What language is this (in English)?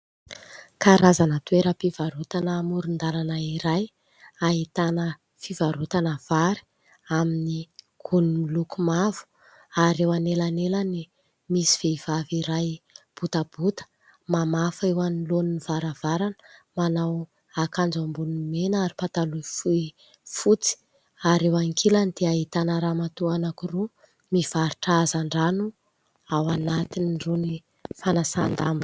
Malagasy